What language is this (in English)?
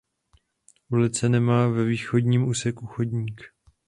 Czech